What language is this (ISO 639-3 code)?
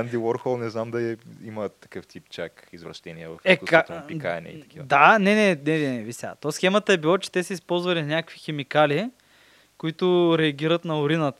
bul